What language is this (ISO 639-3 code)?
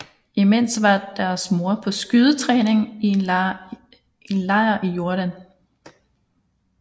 dan